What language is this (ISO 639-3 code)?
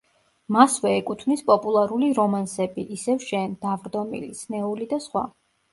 kat